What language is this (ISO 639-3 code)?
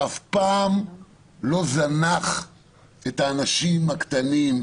heb